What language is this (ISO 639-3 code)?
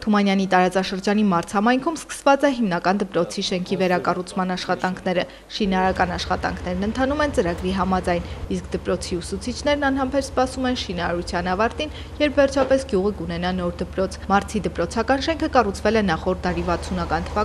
ron